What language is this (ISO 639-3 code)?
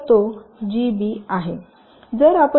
mar